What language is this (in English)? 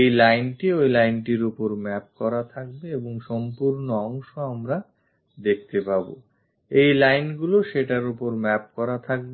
Bangla